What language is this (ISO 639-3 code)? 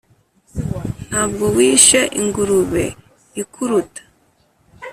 kin